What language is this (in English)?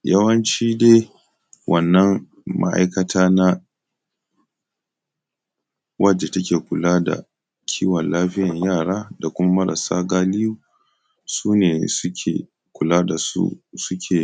Hausa